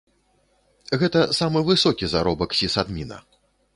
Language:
Belarusian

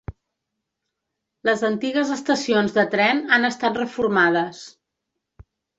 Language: Catalan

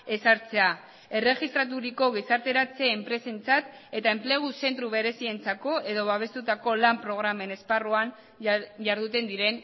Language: Basque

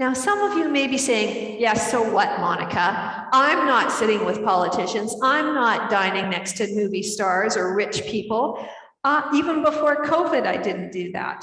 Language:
English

